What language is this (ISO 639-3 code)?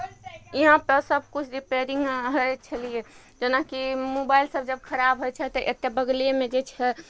mai